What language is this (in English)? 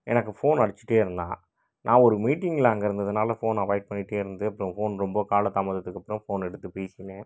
Tamil